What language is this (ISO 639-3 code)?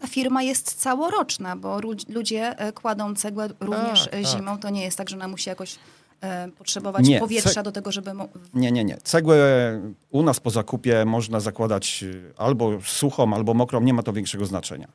pol